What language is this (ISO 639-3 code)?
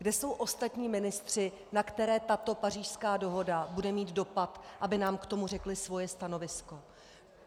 ces